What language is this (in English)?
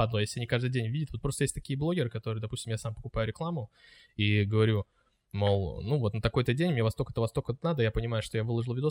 Russian